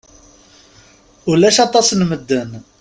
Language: Kabyle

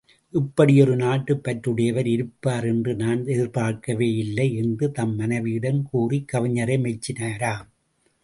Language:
Tamil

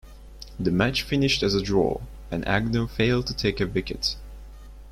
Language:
English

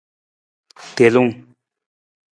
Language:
Nawdm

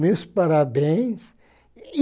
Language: Portuguese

